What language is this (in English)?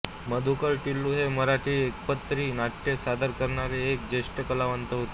Marathi